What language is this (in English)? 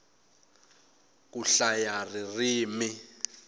Tsonga